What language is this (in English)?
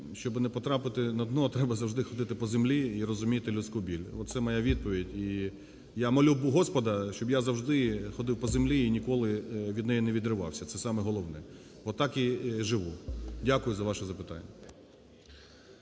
Ukrainian